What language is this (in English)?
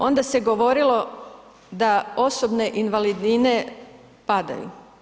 Croatian